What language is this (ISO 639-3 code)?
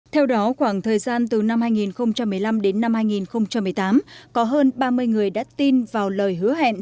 vie